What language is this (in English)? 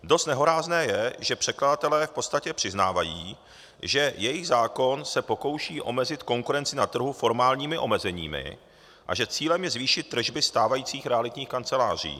Czech